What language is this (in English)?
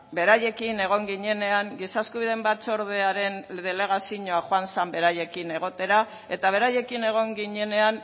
Basque